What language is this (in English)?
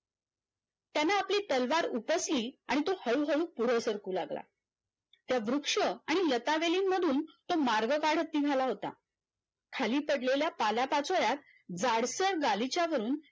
Marathi